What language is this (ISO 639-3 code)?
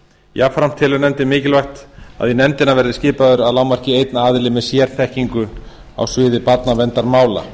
isl